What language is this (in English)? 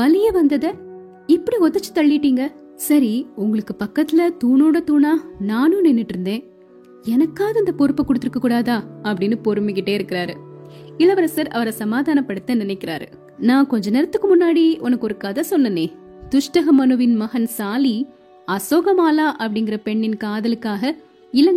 Tamil